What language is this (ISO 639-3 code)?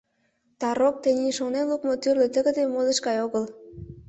chm